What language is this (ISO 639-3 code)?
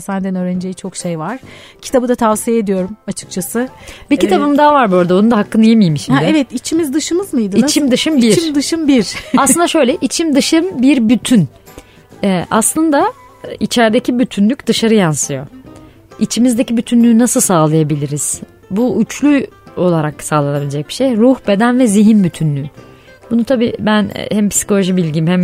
tur